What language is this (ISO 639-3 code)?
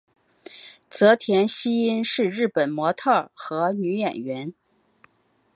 zho